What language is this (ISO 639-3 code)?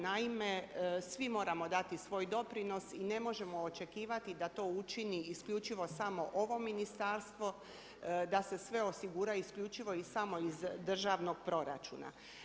hrv